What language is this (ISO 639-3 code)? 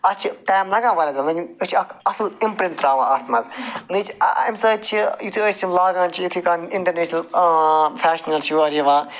kas